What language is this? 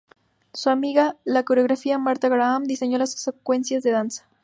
Spanish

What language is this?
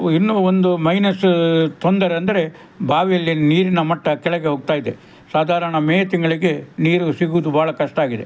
Kannada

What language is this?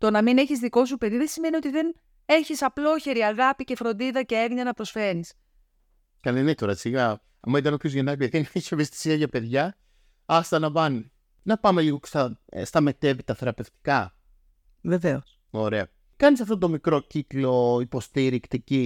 Greek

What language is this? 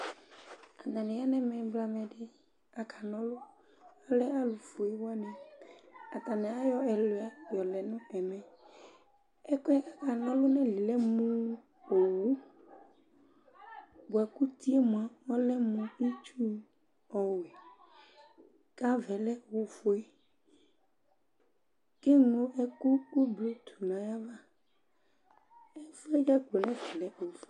Ikposo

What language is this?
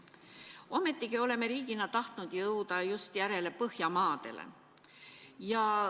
Estonian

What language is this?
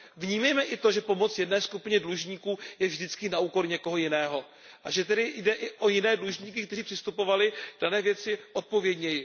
Czech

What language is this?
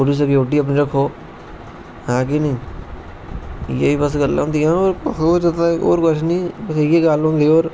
Dogri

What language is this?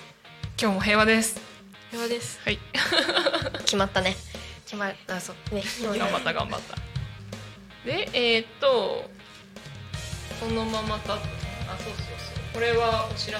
Japanese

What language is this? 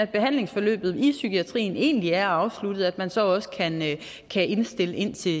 Danish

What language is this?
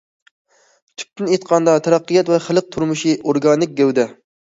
Uyghur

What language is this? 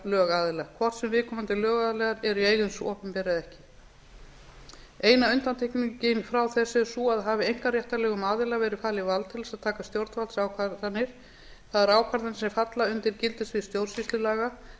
Icelandic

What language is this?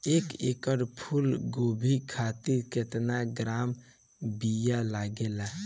Bhojpuri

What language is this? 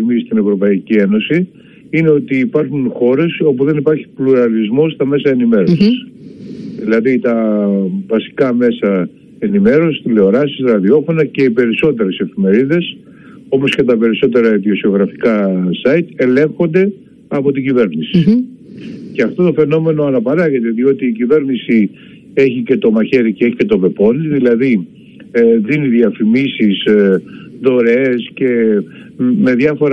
Greek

